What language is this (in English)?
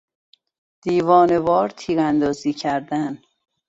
Persian